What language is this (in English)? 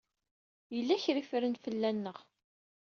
Kabyle